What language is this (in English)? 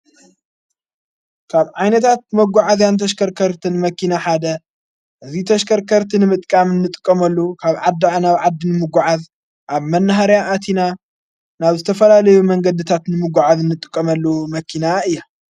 Tigrinya